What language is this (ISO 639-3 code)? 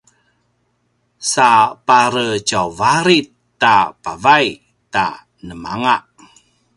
pwn